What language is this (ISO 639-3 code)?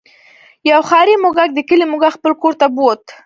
pus